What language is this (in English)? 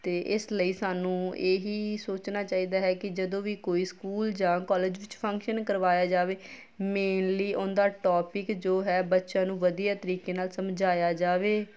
Punjabi